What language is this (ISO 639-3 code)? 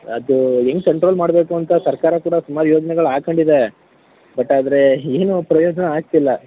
kan